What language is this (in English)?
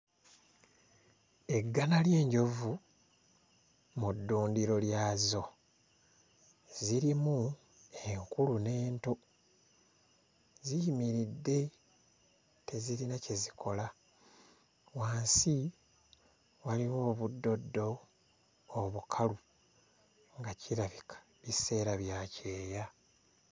Ganda